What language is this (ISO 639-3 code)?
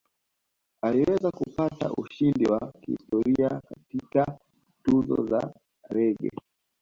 swa